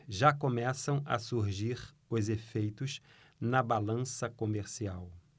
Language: Portuguese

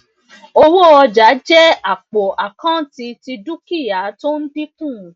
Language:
Yoruba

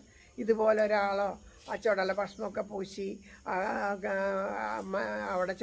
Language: Italian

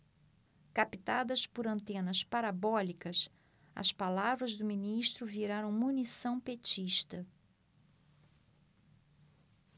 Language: Portuguese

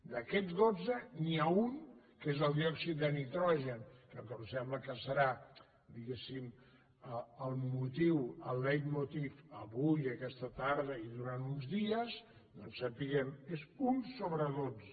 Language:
Catalan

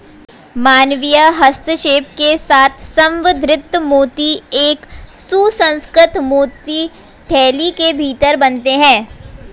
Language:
Hindi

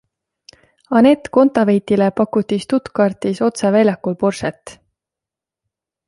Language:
Estonian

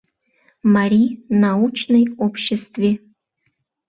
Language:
Mari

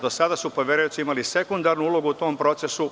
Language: Serbian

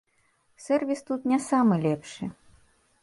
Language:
Belarusian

